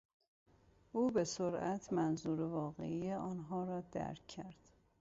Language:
Persian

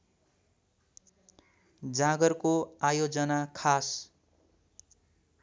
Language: Nepali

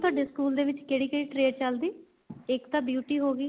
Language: Punjabi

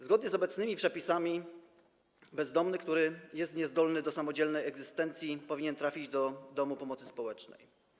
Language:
Polish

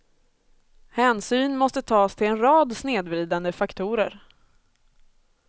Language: Swedish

